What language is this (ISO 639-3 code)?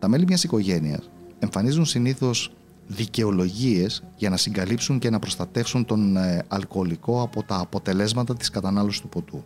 ell